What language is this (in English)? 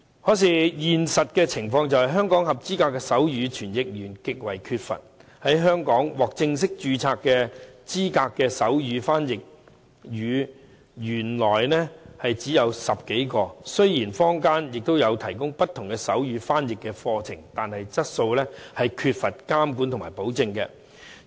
Cantonese